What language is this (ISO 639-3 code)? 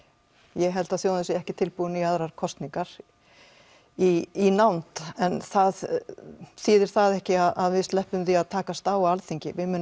isl